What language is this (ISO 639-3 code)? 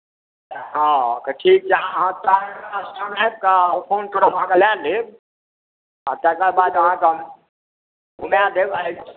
mai